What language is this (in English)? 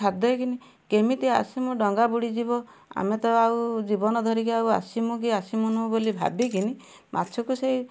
Odia